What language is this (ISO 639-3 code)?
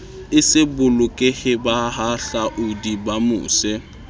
sot